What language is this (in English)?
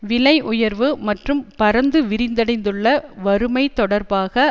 Tamil